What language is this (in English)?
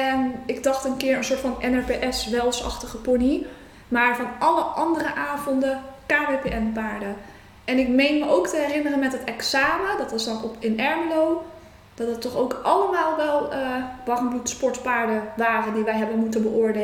Dutch